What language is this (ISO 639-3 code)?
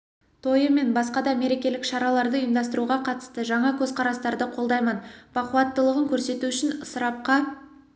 kaz